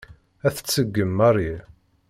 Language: Kabyle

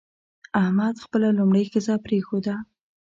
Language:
Pashto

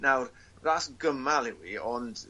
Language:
Welsh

